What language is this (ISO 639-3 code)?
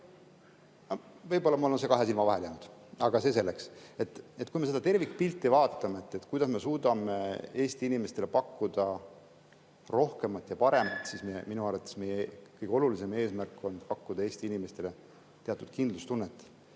est